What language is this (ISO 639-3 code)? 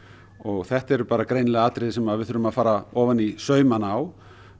isl